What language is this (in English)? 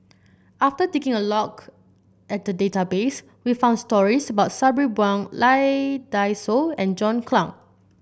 English